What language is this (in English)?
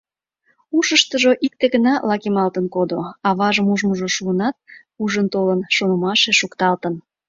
Mari